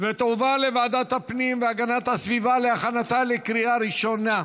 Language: Hebrew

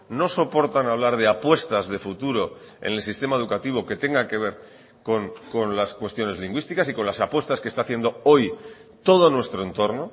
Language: Spanish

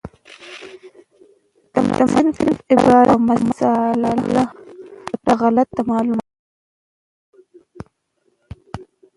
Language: Pashto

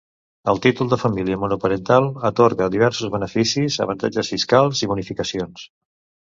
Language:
Catalan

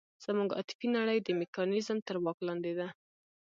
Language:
Pashto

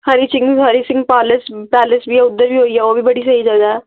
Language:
Dogri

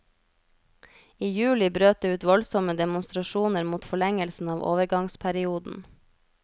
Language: Norwegian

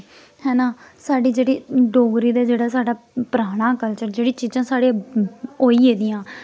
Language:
Dogri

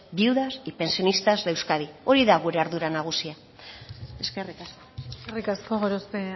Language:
Basque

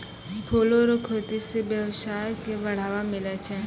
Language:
Maithili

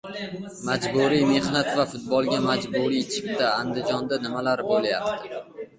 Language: Uzbek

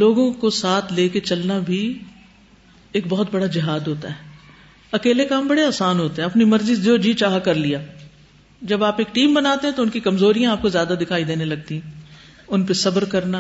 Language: Urdu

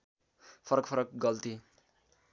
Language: Nepali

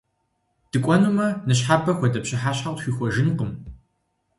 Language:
Kabardian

